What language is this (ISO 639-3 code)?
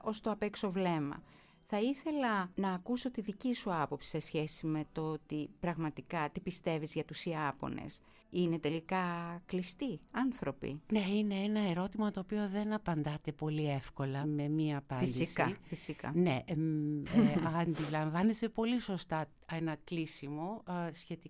ell